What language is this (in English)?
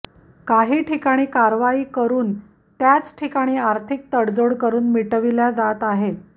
Marathi